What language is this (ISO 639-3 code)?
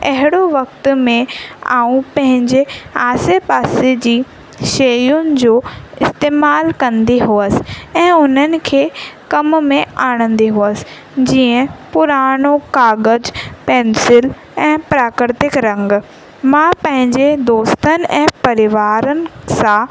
snd